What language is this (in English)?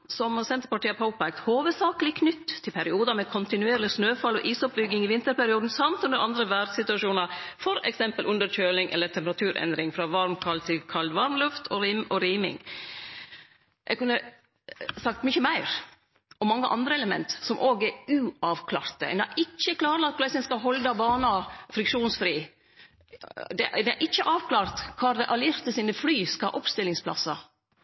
Norwegian Nynorsk